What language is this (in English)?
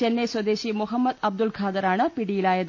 Malayalam